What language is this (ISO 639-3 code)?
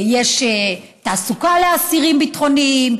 heb